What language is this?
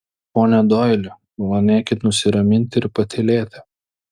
Lithuanian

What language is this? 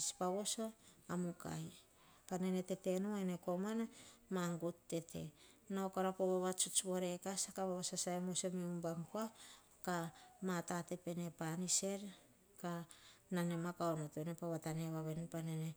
Hahon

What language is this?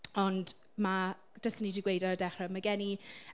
Welsh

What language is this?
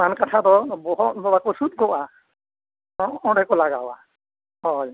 Santali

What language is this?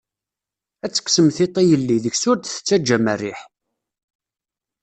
Kabyle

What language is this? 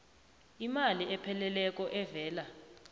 South Ndebele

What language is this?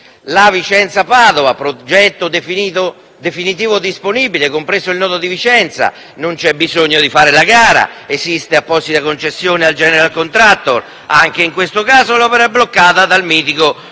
Italian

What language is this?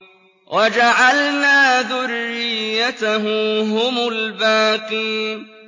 Arabic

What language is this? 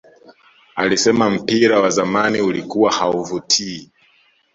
Swahili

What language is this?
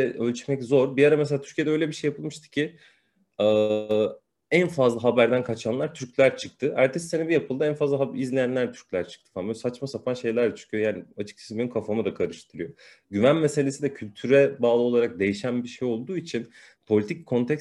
Turkish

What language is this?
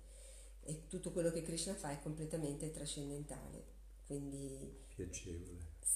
Italian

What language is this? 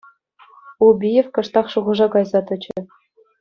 Chuvash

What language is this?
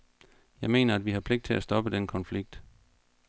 Danish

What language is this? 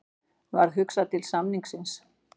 Icelandic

